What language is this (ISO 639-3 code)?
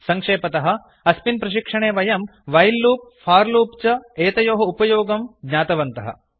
san